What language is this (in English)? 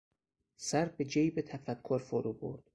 Persian